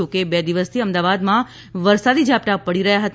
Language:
Gujarati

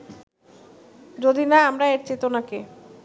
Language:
Bangla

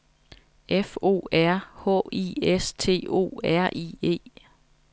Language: Danish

